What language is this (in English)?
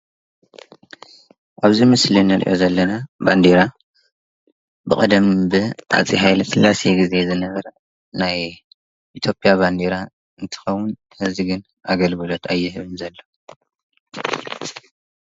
Tigrinya